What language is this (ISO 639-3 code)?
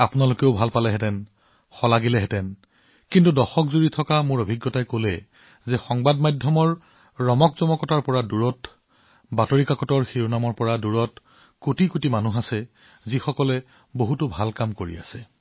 asm